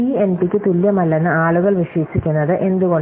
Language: Malayalam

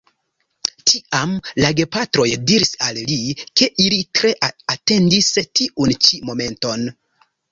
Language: Esperanto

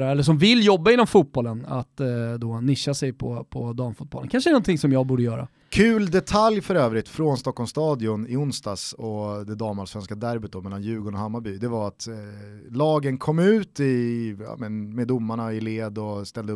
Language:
Swedish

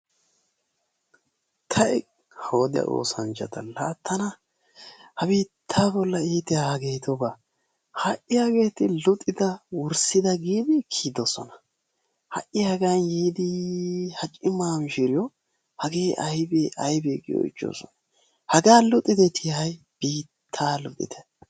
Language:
Wolaytta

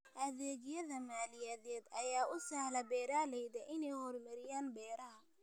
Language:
Somali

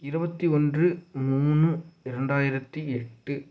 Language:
Tamil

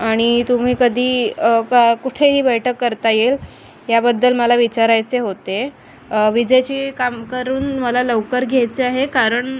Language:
Marathi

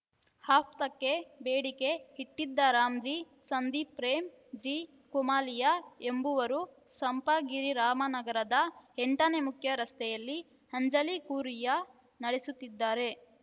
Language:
Kannada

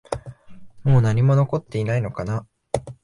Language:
Japanese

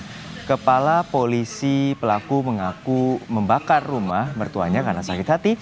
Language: Indonesian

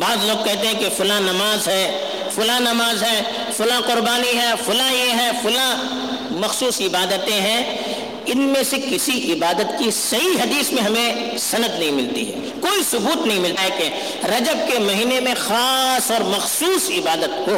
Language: Urdu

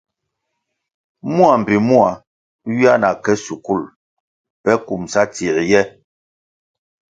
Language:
Kwasio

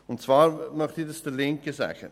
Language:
Swiss German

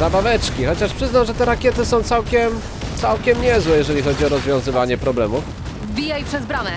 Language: Polish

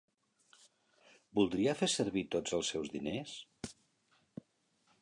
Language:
Catalan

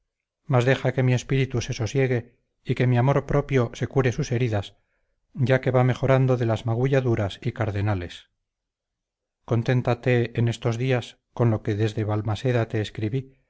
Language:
Spanish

